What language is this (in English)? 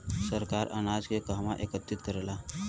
Bhojpuri